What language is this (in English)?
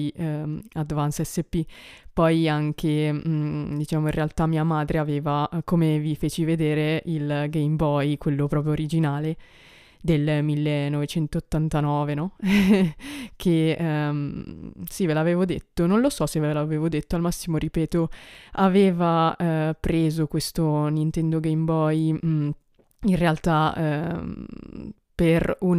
Italian